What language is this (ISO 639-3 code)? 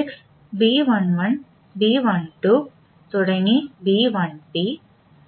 mal